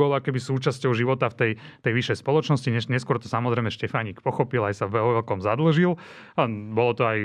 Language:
Slovak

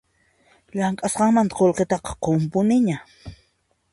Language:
Puno Quechua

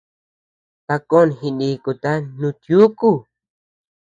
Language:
Tepeuxila Cuicatec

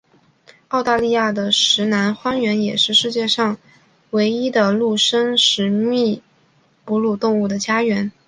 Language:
Chinese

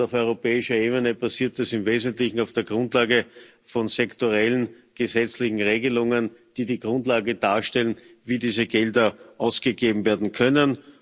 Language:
German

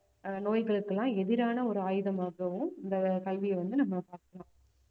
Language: Tamil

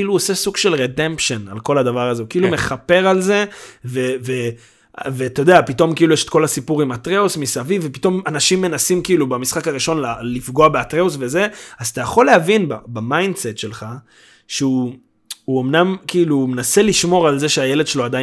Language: Hebrew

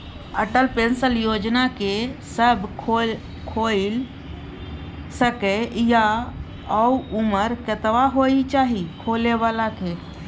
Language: Maithili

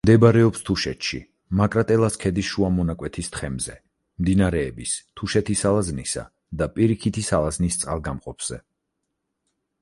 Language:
Georgian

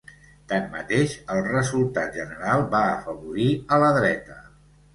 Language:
Catalan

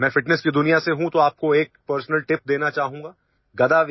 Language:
Urdu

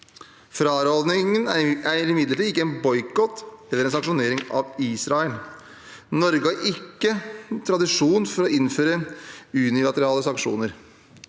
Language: Norwegian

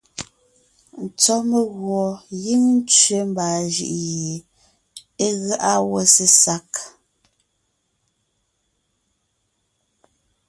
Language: Ngiemboon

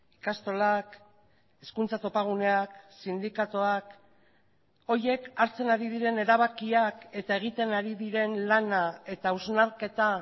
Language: Basque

